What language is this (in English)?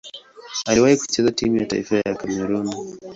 Swahili